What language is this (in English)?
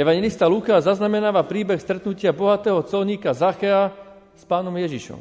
Slovak